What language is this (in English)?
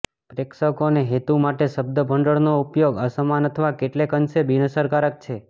Gujarati